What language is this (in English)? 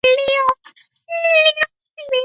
Chinese